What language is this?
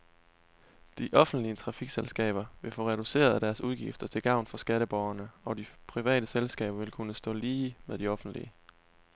Danish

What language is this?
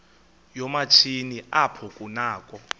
Xhosa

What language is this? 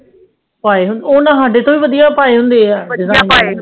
Punjabi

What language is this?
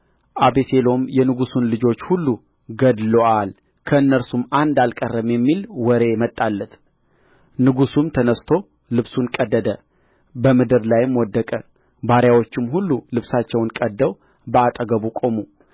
Amharic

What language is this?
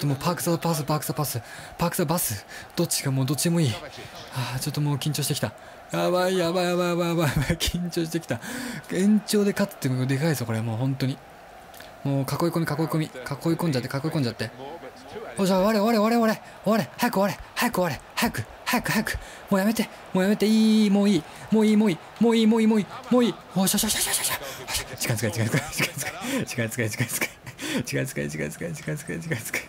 Japanese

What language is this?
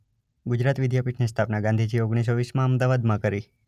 Gujarati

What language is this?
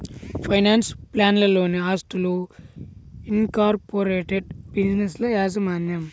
Telugu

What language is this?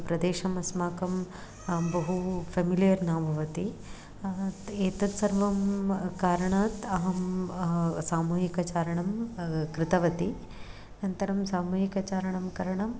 Sanskrit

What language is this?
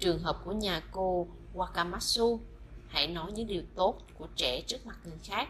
Vietnamese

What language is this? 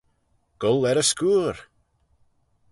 Manx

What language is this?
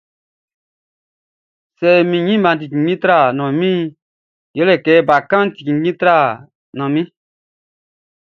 Baoulé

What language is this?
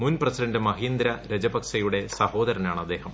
Malayalam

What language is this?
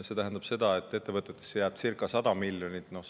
Estonian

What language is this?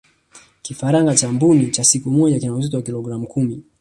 Swahili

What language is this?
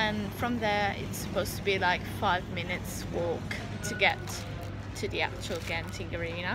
English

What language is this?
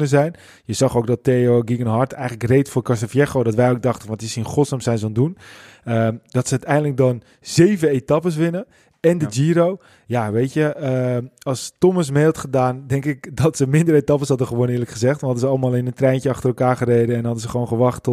Dutch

